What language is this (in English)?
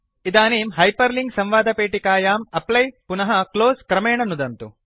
Sanskrit